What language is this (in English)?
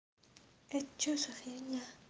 Russian